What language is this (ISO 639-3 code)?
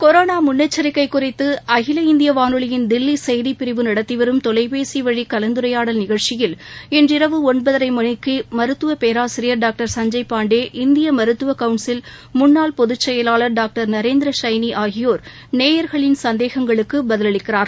tam